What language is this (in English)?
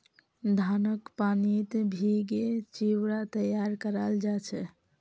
Magahi